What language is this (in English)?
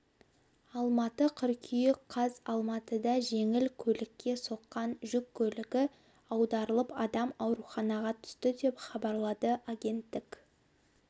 Kazakh